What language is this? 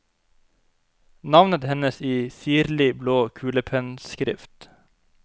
Norwegian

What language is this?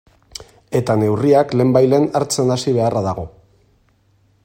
Basque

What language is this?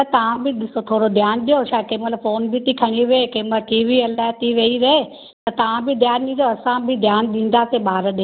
Sindhi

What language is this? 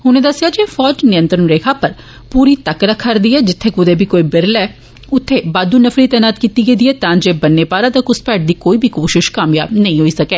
Dogri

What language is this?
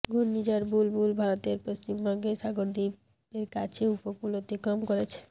Bangla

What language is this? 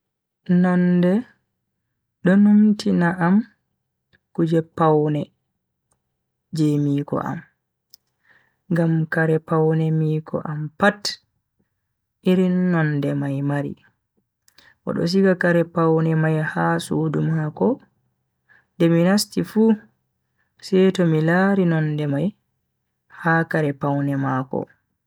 Bagirmi Fulfulde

